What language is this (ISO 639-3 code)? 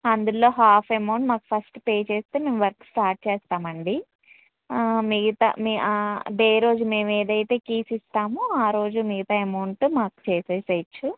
tel